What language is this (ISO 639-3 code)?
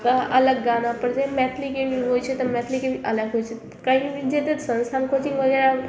mai